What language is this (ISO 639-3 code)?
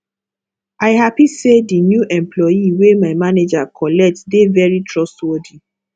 pcm